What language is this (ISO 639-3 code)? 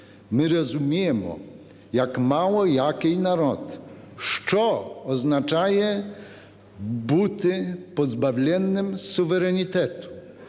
ukr